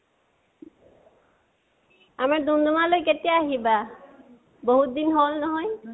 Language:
Assamese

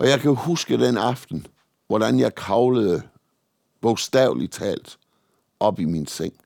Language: Danish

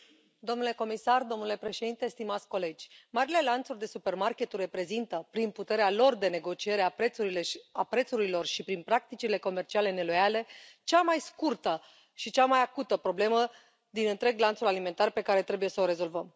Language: Romanian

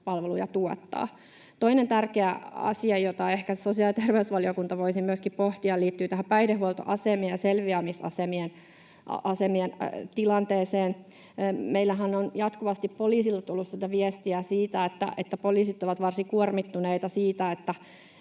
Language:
Finnish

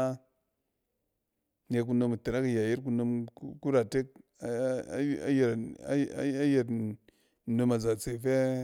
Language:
Cen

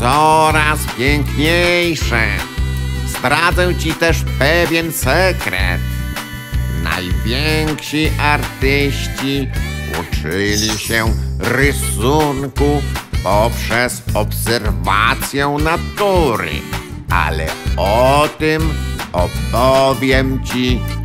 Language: Polish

